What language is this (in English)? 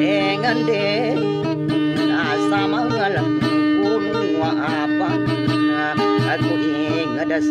Thai